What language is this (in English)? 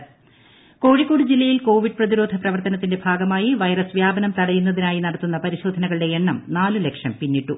Malayalam